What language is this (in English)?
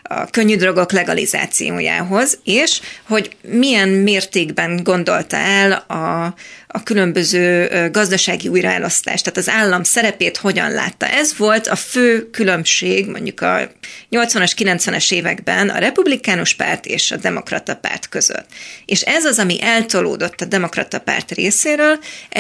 Hungarian